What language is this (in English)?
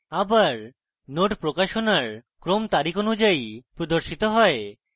Bangla